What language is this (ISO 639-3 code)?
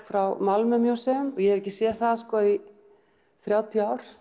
isl